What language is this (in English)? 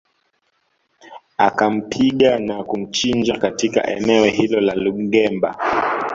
Swahili